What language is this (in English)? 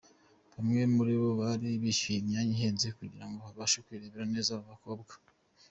Kinyarwanda